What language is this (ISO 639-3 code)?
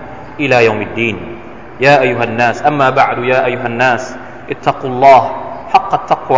tha